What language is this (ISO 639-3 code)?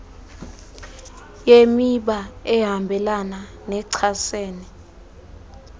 xho